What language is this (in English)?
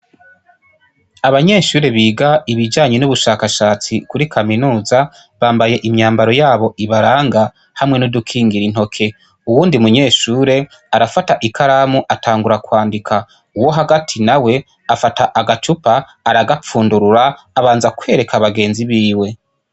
Rundi